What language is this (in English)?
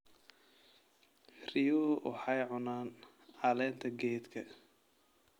Somali